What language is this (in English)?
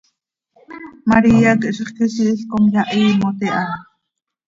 Seri